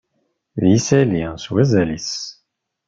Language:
Kabyle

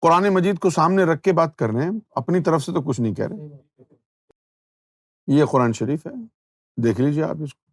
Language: Urdu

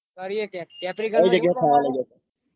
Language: Gujarati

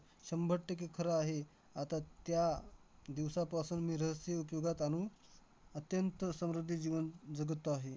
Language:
Marathi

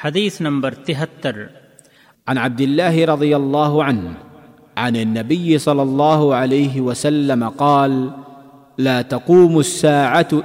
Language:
Urdu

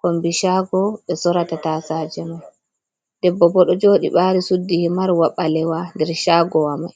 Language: Fula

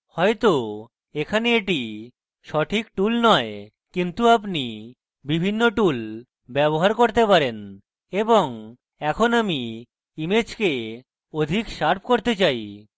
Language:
Bangla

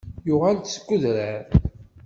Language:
Kabyle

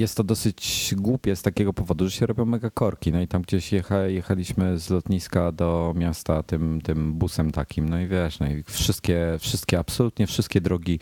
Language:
Polish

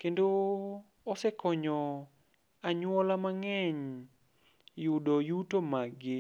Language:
Luo (Kenya and Tanzania)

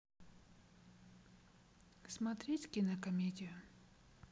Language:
Russian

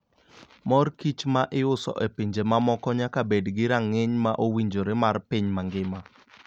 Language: Luo (Kenya and Tanzania)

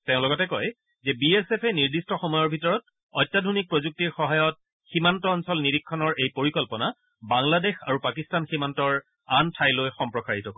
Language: Assamese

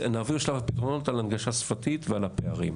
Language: Hebrew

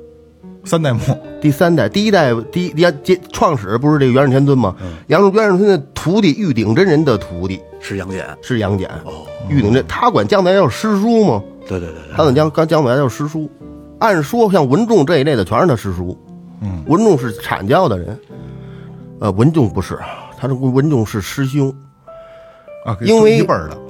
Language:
Chinese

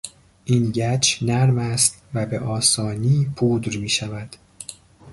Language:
Persian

